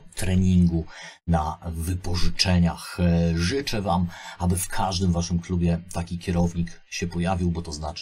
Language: Polish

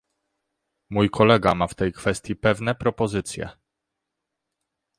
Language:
Polish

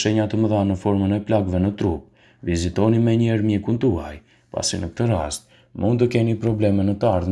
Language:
Romanian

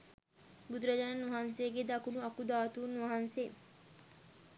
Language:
Sinhala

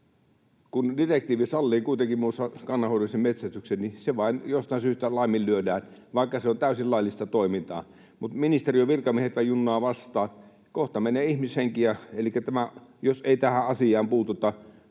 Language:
Finnish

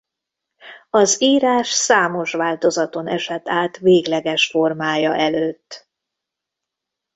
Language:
Hungarian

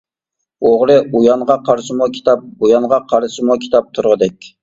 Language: Uyghur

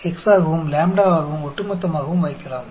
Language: Hindi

